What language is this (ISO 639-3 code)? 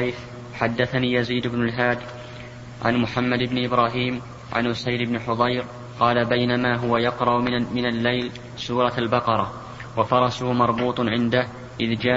ara